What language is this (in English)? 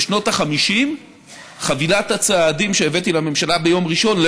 Hebrew